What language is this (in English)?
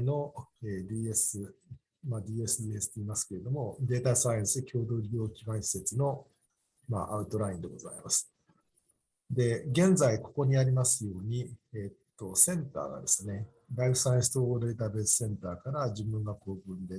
Japanese